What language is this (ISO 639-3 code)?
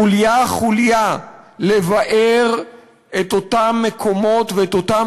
heb